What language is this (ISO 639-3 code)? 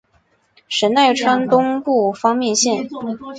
zho